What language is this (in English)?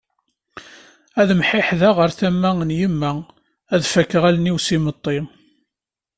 Kabyle